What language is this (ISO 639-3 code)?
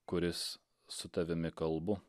lit